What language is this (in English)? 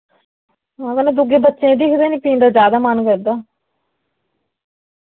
Dogri